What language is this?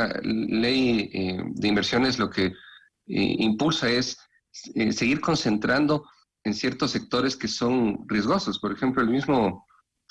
Spanish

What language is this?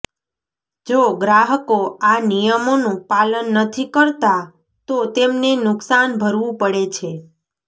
Gujarati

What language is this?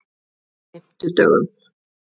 Icelandic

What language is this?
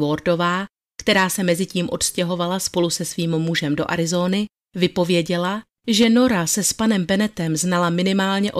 Czech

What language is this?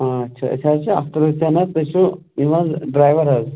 Kashmiri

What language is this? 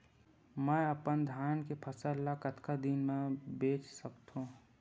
Chhattisgarhi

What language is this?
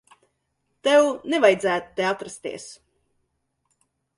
Latvian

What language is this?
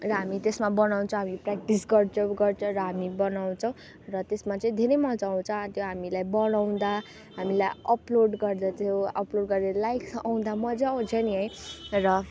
Nepali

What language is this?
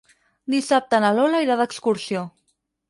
Catalan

